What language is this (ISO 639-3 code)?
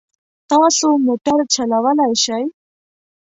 pus